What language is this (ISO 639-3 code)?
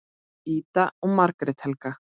isl